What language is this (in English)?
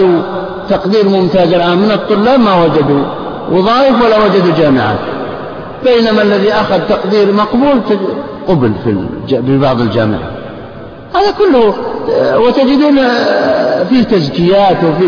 Arabic